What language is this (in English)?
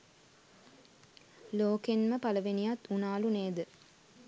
Sinhala